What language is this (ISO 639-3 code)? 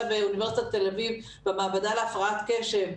heb